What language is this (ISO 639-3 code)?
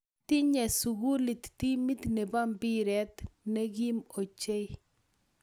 kln